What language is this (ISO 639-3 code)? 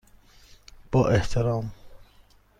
fas